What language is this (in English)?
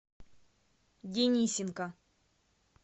Russian